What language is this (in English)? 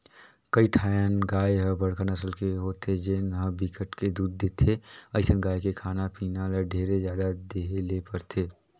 Chhattisgarhi